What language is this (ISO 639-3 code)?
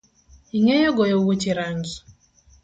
luo